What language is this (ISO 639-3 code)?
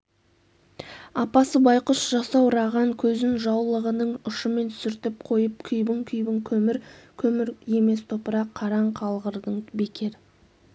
kaz